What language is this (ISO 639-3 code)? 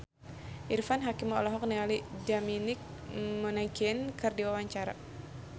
sun